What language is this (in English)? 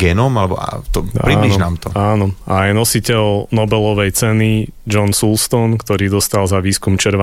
Slovak